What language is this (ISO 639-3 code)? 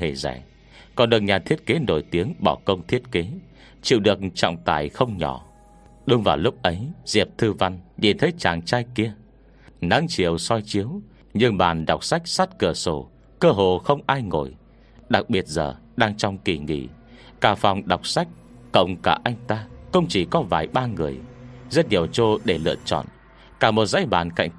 vie